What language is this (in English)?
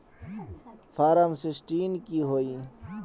Magahi